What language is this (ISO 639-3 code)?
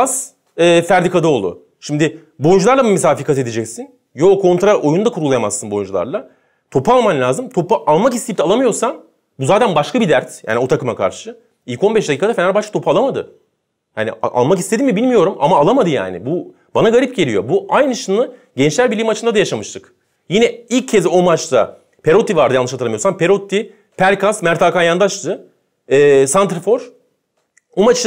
tur